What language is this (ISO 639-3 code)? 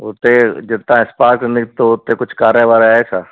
snd